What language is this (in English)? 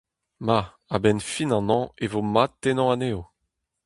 Breton